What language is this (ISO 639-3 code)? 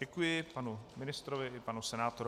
ces